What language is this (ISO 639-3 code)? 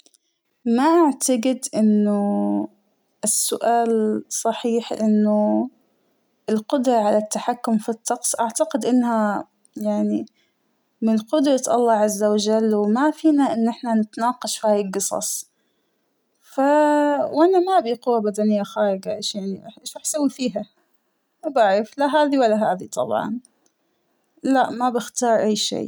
acw